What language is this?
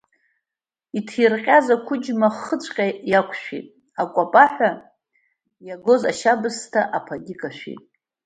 Abkhazian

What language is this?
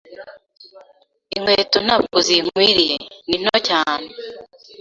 Kinyarwanda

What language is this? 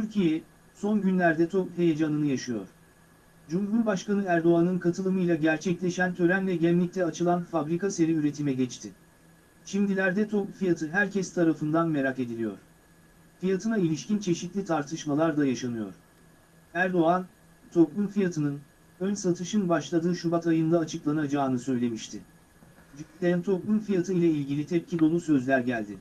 Turkish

